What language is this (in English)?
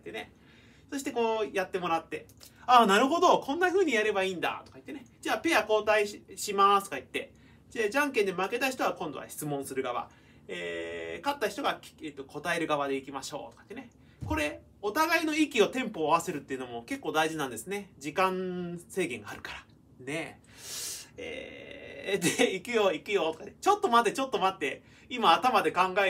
Japanese